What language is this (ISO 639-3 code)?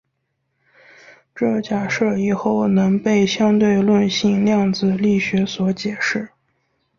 zho